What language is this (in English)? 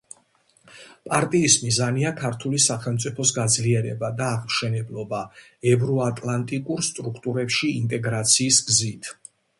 Georgian